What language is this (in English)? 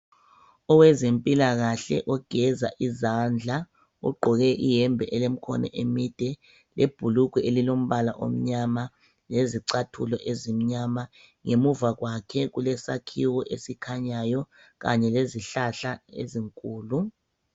North Ndebele